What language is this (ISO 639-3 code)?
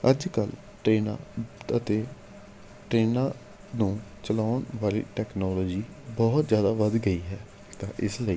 pan